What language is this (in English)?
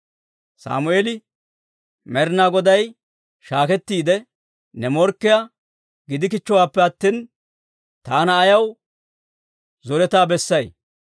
Dawro